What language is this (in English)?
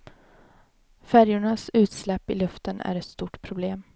Swedish